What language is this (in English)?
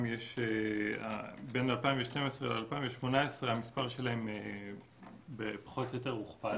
Hebrew